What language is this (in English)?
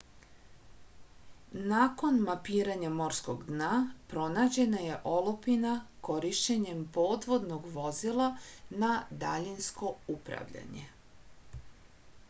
Serbian